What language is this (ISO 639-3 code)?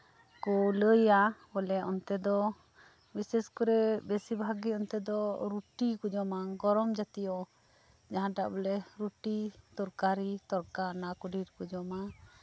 sat